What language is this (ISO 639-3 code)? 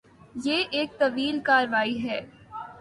urd